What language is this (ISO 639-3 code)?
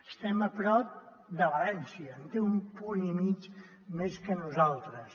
cat